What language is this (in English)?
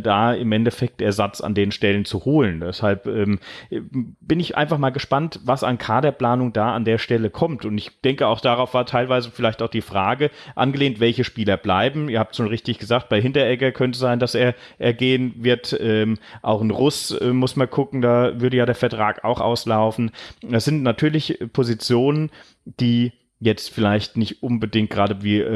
German